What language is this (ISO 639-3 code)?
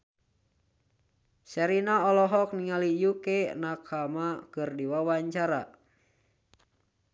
sun